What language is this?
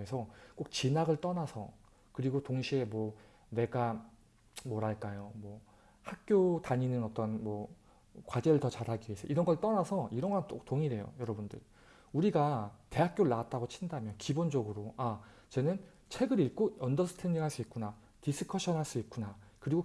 Korean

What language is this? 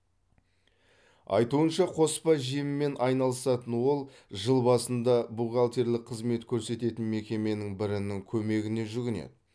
Kazakh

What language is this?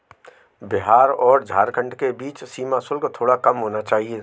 Hindi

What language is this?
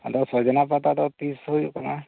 Santali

